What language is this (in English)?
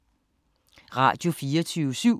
Danish